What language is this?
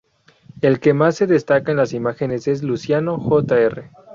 Spanish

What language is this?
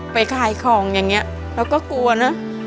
Thai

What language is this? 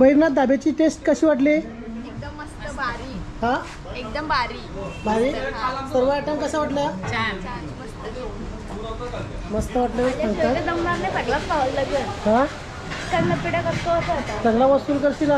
Marathi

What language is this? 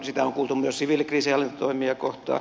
Finnish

